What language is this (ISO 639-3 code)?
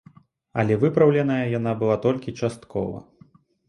bel